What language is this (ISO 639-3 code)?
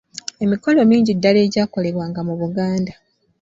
lug